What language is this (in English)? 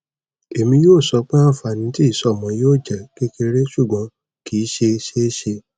Yoruba